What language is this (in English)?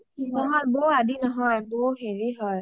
Assamese